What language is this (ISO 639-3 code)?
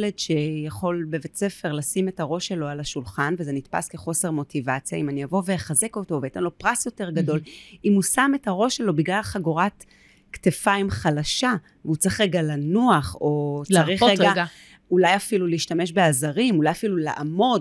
heb